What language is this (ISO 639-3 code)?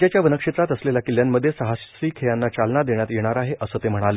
mar